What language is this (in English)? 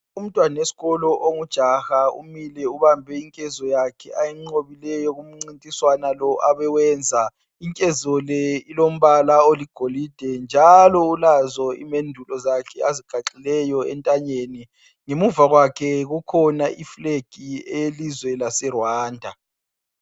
North Ndebele